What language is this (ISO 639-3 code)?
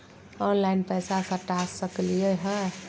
mag